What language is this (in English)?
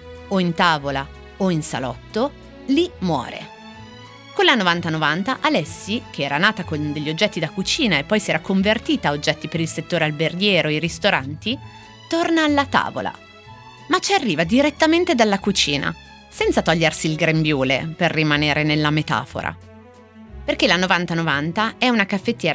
Italian